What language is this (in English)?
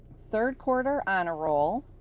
English